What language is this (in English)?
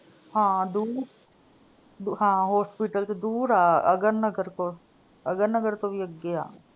Punjabi